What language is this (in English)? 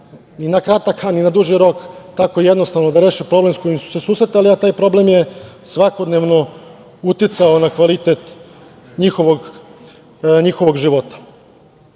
Serbian